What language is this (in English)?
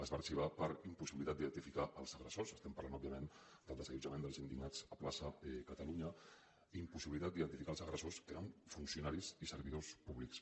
Catalan